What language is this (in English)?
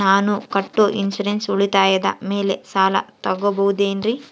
Kannada